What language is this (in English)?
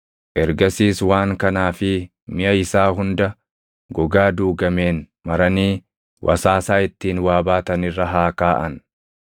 Oromo